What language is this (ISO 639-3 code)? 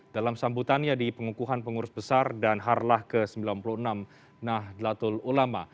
ind